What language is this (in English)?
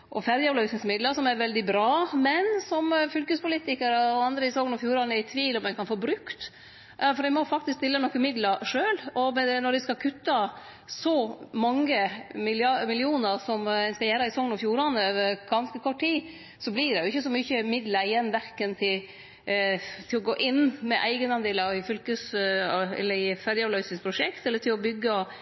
Norwegian Nynorsk